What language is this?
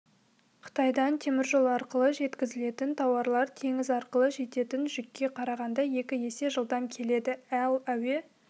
Kazakh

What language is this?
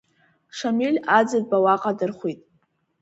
Abkhazian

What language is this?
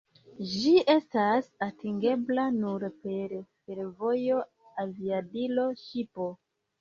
Esperanto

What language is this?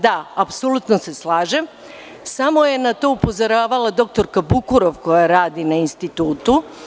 Serbian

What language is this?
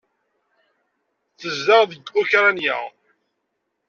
Kabyle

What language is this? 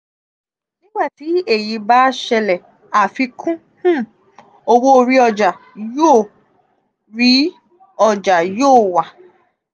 Yoruba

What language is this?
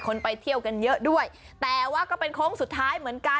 Thai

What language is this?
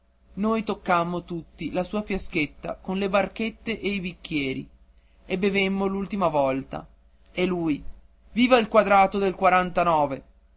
Italian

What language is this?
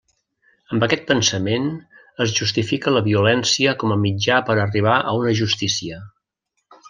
Catalan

